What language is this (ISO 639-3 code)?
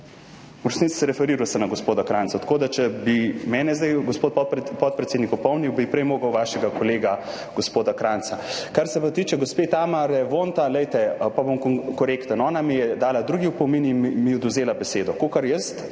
slv